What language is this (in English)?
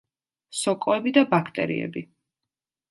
Georgian